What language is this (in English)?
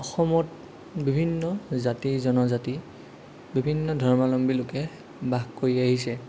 Assamese